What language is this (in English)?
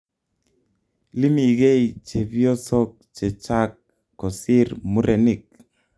Kalenjin